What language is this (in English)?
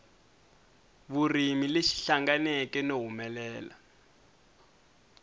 Tsonga